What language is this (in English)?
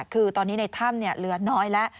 Thai